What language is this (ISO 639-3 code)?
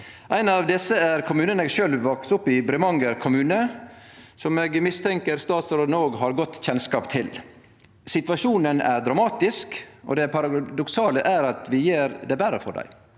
nor